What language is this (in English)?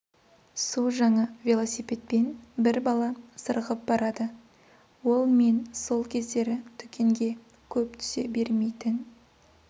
Kazakh